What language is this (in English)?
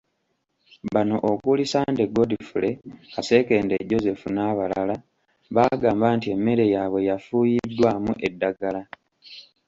Ganda